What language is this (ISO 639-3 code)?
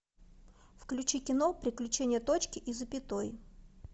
rus